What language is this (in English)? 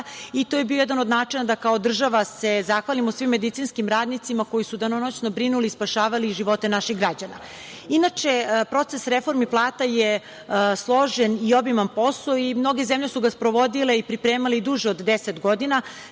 Serbian